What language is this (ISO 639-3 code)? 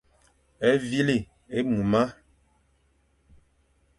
fan